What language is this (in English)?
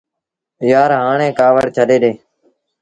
Sindhi Bhil